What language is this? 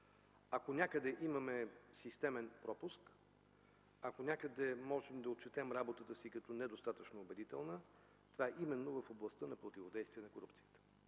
Bulgarian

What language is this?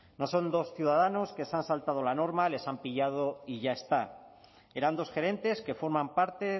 Spanish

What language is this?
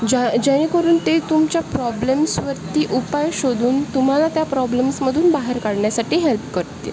Marathi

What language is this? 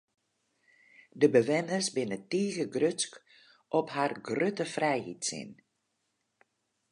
Western Frisian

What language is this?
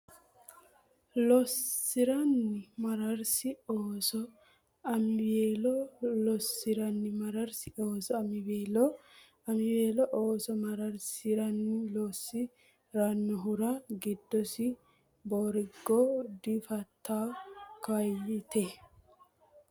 Sidamo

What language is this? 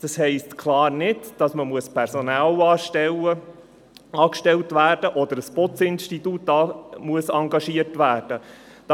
Swiss German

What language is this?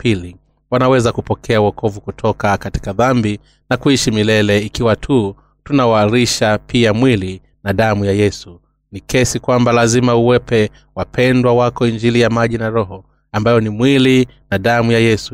Swahili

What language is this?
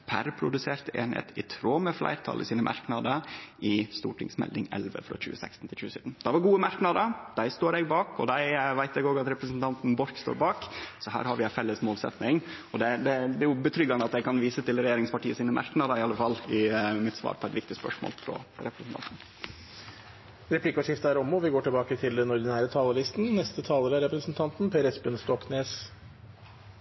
Norwegian Nynorsk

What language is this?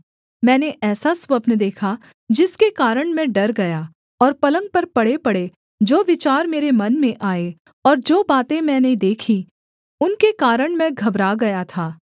Hindi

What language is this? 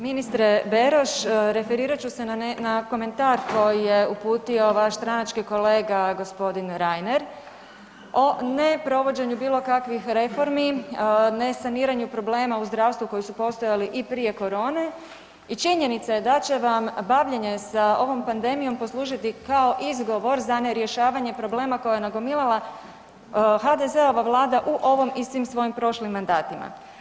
Croatian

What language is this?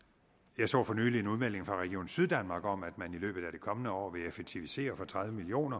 Danish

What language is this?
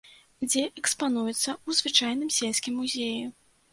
Belarusian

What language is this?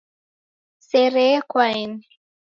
Taita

